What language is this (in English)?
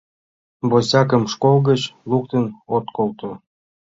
Mari